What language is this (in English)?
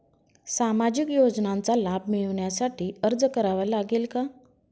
Marathi